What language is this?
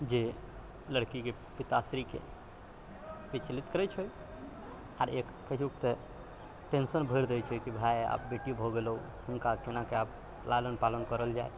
Maithili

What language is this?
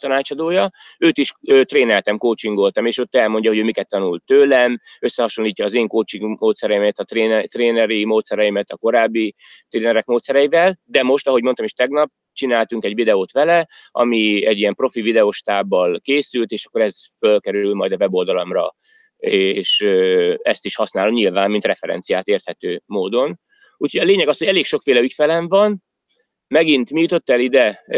Hungarian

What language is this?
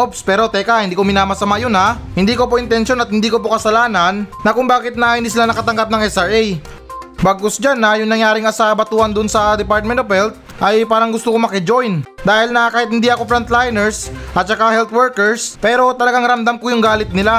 Filipino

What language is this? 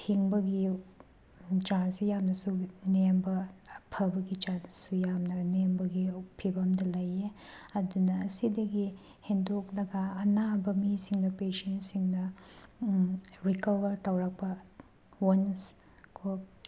Manipuri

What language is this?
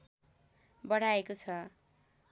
Nepali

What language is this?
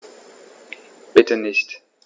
German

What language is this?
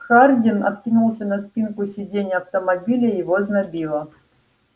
Russian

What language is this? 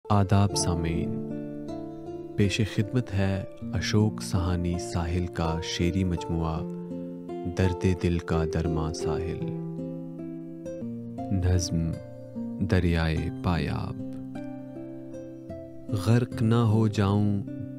Urdu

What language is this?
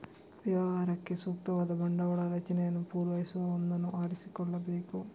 Kannada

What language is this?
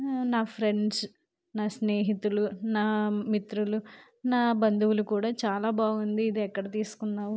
Telugu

